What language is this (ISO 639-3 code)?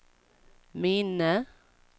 swe